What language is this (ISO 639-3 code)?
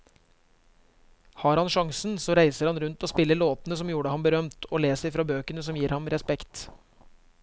nor